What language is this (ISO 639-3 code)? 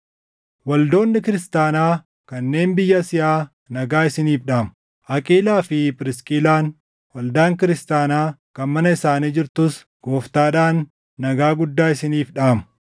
orm